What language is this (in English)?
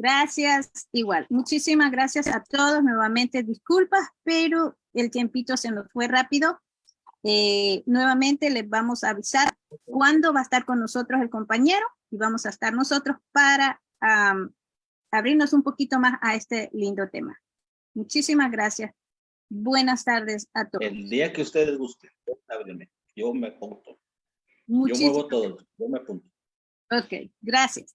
Spanish